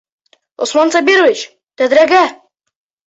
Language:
Bashkir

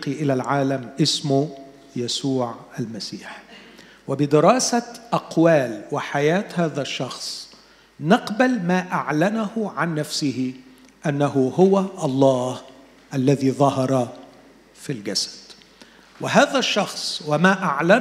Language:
Arabic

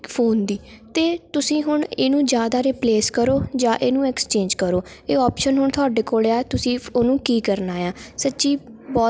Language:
Punjabi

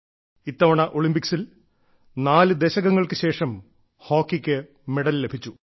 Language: Malayalam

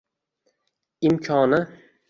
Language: Uzbek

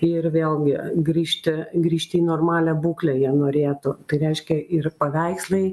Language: Lithuanian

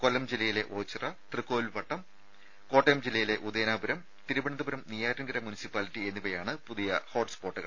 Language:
Malayalam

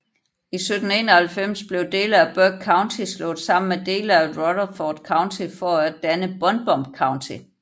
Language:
Danish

